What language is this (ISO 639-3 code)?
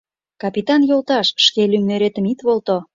chm